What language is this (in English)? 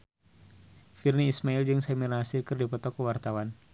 Sundanese